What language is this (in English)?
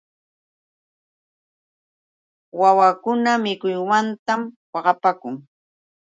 Yauyos Quechua